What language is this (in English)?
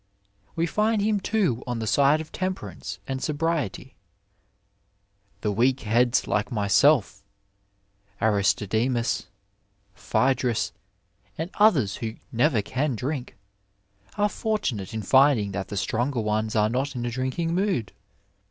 English